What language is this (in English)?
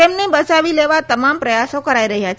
Gujarati